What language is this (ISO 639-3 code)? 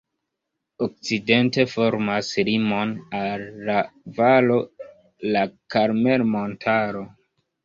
epo